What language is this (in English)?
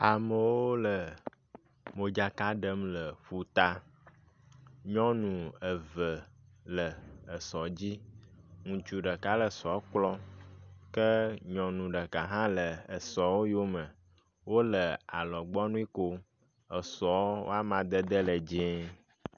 Ewe